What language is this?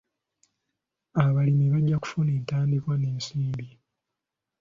Ganda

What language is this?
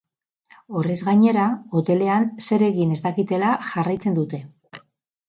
Basque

